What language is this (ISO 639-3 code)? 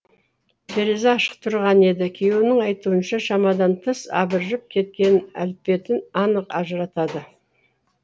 kaz